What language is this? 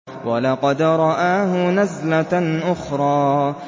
Arabic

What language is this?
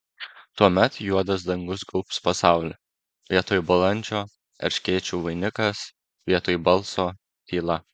Lithuanian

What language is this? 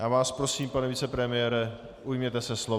Czech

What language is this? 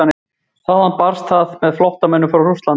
Icelandic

